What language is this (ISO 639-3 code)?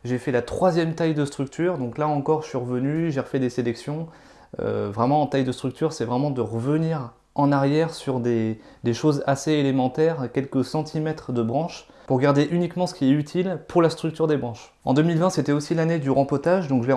fra